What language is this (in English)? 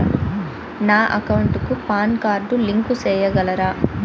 Telugu